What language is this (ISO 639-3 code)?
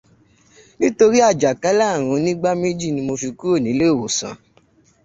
yor